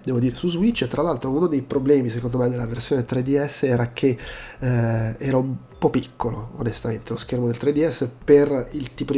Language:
Italian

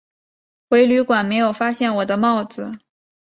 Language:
Chinese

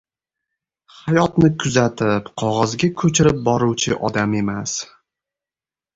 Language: Uzbek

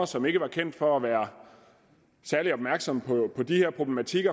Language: Danish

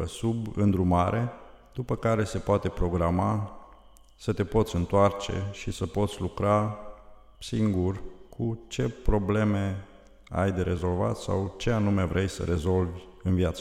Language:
Romanian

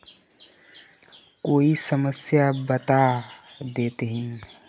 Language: Magahi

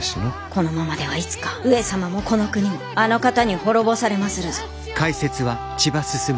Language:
Japanese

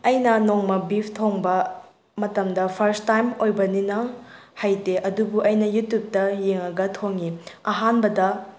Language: Manipuri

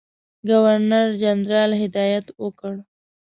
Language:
Pashto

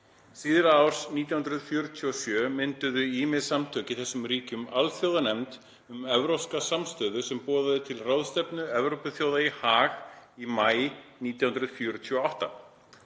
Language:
Icelandic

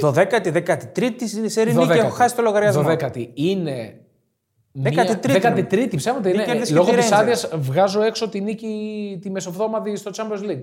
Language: Greek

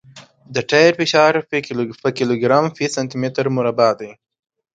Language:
Pashto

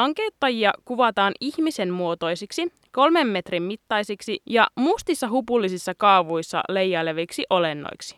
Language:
Finnish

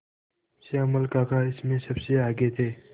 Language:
Hindi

